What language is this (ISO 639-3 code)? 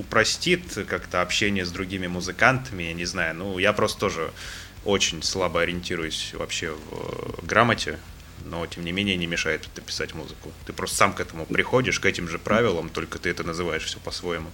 rus